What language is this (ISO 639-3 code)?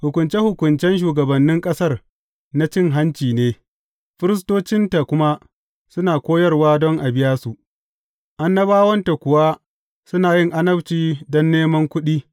hau